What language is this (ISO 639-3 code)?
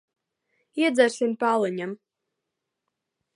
lav